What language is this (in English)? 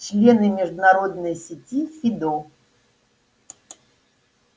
Russian